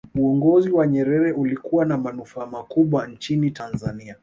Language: Swahili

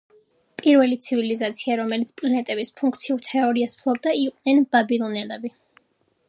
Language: Georgian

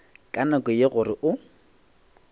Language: Northern Sotho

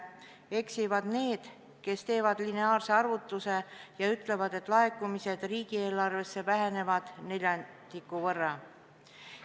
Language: Estonian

